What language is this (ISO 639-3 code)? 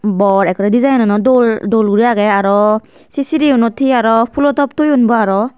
ccp